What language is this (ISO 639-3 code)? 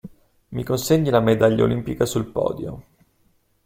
ita